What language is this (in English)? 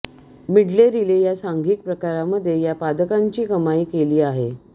Marathi